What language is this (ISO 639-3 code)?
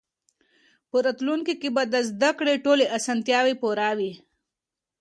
pus